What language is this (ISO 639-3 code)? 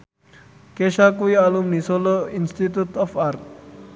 jav